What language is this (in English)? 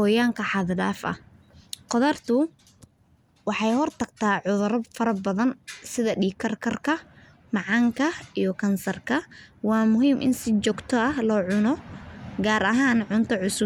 Somali